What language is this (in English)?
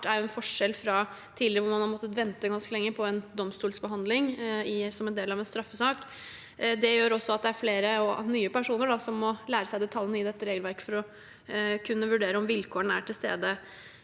Norwegian